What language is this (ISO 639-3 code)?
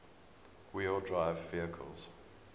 eng